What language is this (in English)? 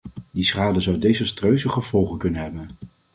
Dutch